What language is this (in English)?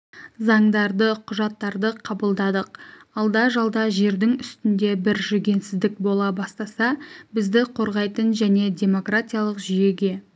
Kazakh